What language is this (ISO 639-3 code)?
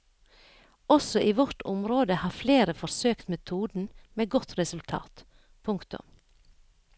nor